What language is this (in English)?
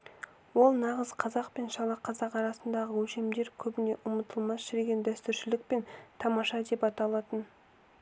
Kazakh